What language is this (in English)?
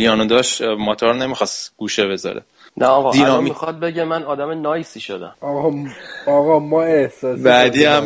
Persian